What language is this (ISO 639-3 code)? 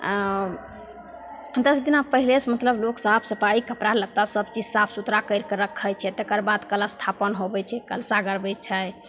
mai